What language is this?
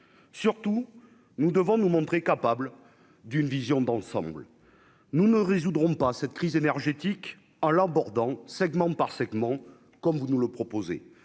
French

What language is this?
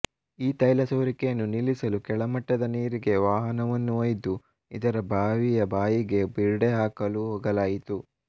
Kannada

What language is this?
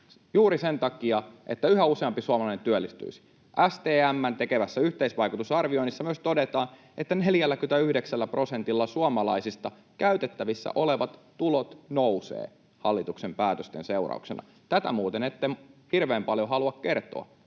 Finnish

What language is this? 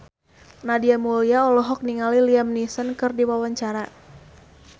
Sundanese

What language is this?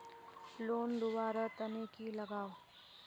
Magahi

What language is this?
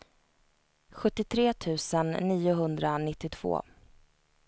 Swedish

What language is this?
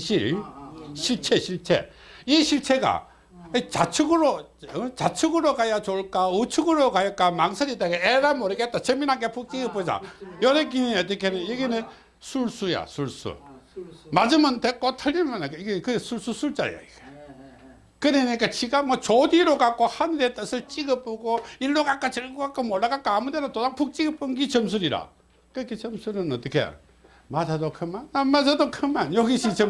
Korean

